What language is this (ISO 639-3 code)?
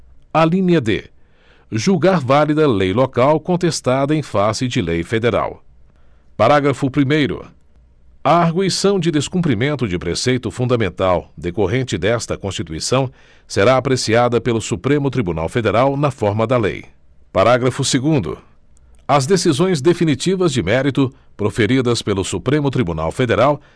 por